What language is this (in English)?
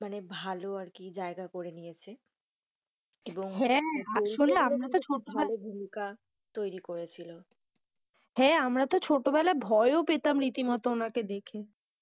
Bangla